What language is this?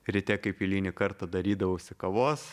Lithuanian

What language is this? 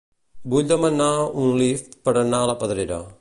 Catalan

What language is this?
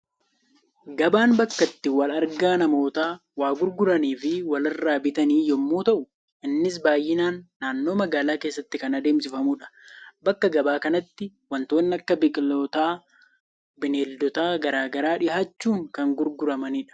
Oromo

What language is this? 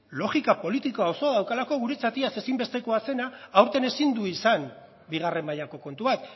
Basque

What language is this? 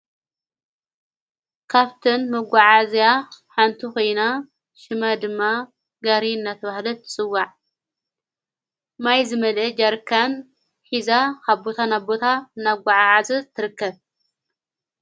Tigrinya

